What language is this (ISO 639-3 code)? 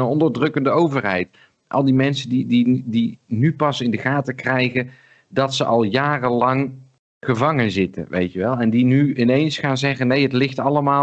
nld